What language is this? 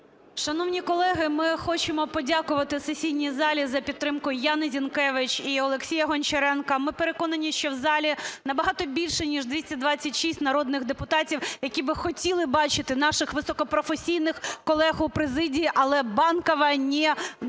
Ukrainian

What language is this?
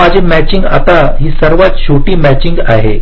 Marathi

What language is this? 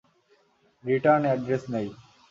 Bangla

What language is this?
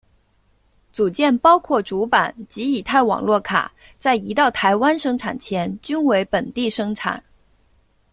Chinese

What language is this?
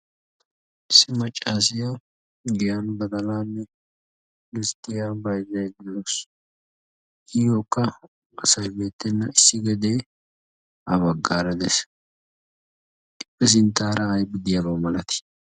Wolaytta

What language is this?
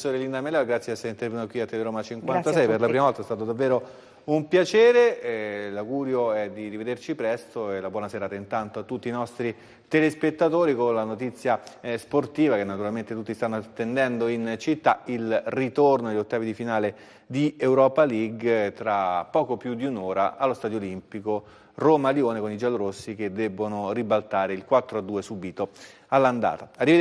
Italian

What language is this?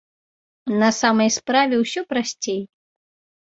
Belarusian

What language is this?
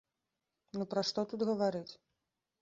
Belarusian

